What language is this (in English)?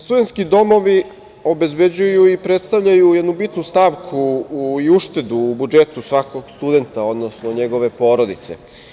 Serbian